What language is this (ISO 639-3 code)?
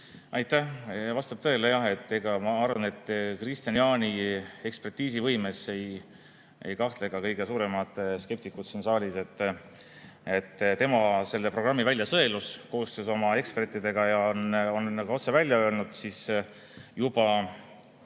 est